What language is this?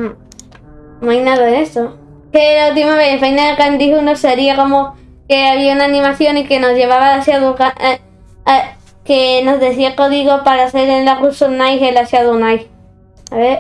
Spanish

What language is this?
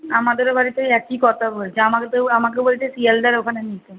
Bangla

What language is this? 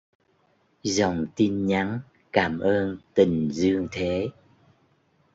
Vietnamese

